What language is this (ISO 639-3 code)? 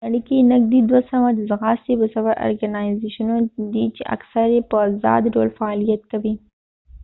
pus